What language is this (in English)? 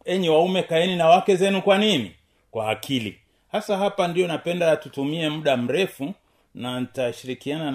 Swahili